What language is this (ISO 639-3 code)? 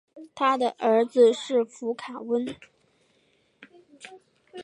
zho